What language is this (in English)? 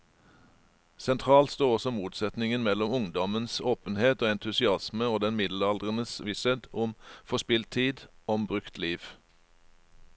Norwegian